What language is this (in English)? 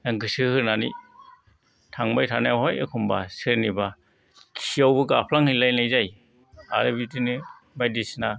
Bodo